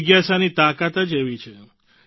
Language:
Gujarati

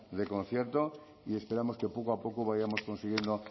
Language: Spanish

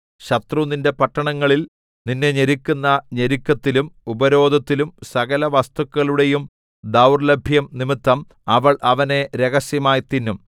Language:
Malayalam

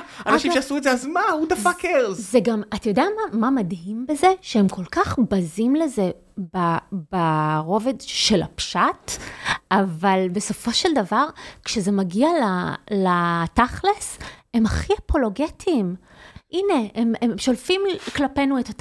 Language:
Hebrew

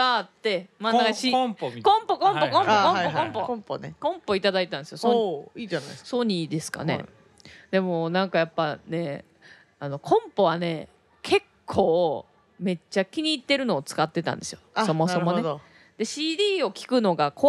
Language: Japanese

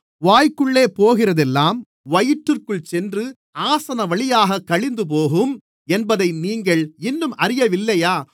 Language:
Tamil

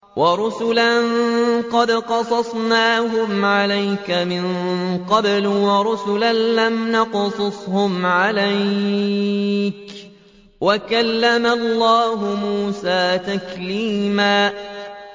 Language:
Arabic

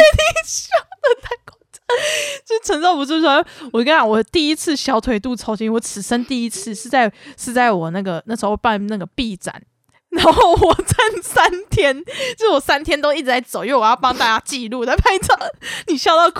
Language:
Chinese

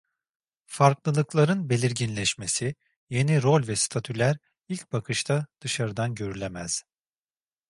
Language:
Turkish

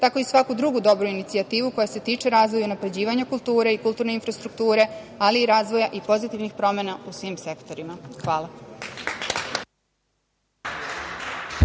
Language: Serbian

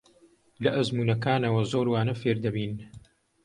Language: Central Kurdish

